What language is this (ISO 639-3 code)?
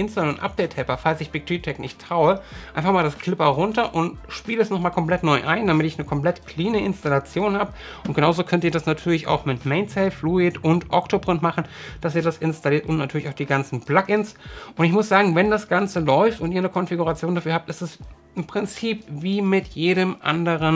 deu